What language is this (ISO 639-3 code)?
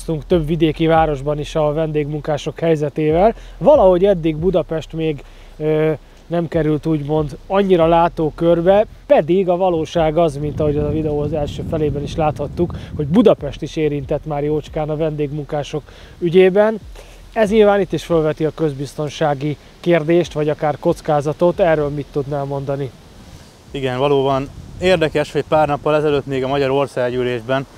hun